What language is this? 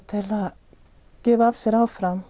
Icelandic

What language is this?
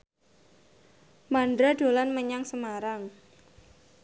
Javanese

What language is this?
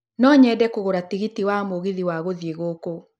Kikuyu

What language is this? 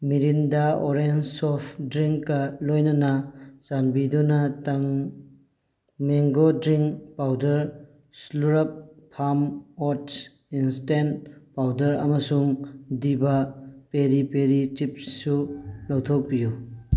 Manipuri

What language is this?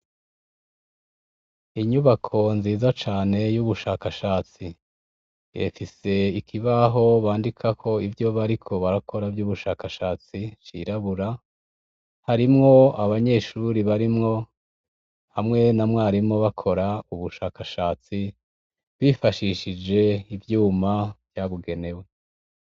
Rundi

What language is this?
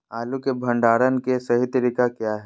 Magahi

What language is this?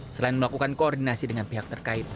Indonesian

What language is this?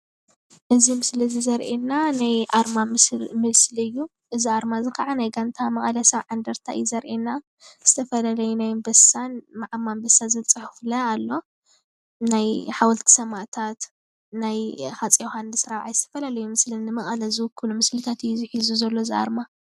Tigrinya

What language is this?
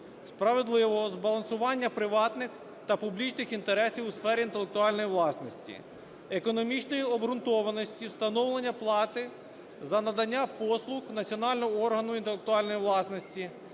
Ukrainian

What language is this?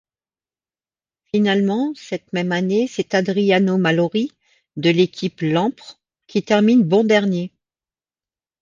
French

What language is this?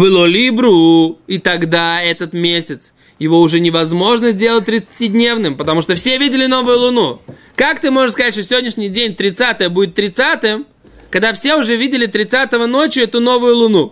Russian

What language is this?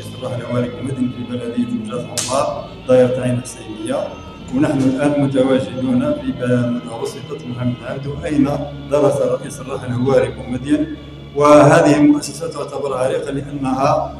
Arabic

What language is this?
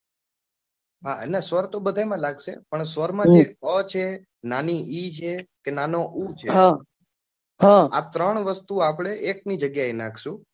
Gujarati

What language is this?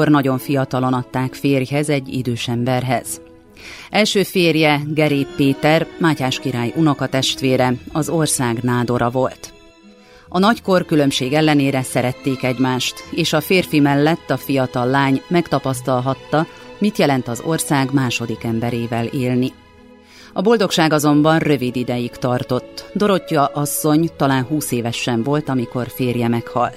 Hungarian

